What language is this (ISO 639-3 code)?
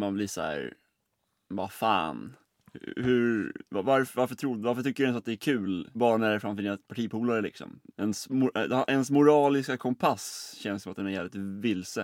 swe